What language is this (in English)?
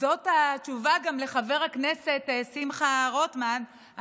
Hebrew